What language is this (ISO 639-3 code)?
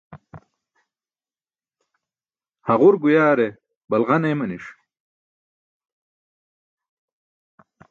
bsk